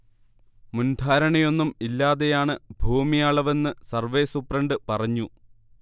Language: Malayalam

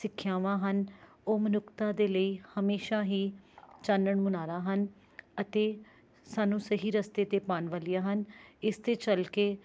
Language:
Punjabi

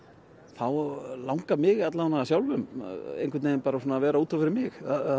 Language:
Icelandic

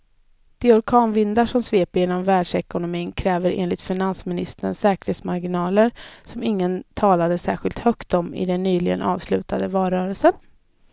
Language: Swedish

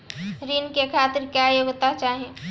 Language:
Bhojpuri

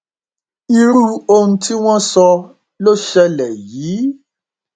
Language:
Yoruba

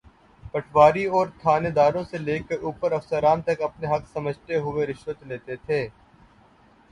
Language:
Urdu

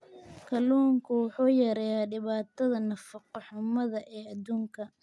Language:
Somali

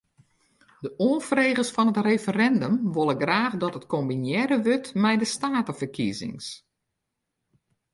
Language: Western Frisian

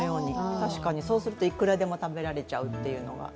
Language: Japanese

